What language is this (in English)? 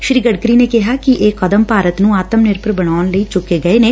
Punjabi